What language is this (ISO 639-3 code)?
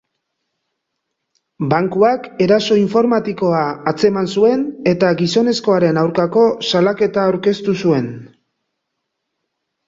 eus